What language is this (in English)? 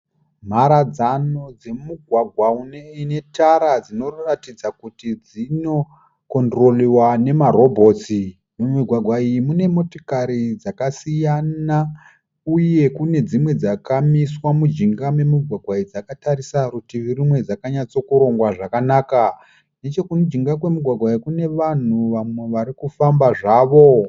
Shona